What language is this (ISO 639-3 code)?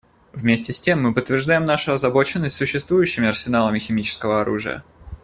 rus